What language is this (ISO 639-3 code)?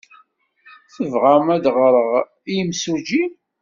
kab